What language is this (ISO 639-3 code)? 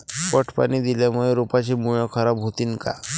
mar